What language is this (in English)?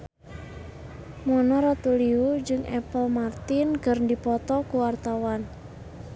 Sundanese